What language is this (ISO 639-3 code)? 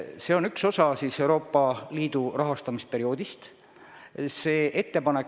est